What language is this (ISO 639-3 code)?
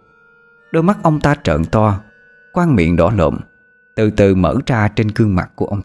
vie